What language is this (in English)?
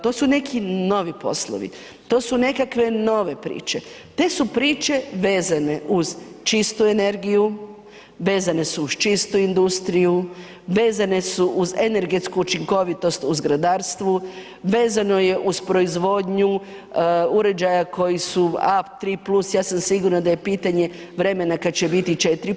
Croatian